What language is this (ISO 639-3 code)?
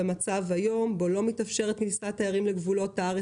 heb